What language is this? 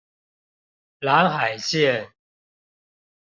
Chinese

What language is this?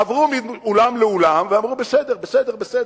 Hebrew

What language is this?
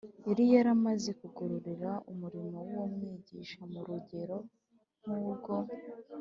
Kinyarwanda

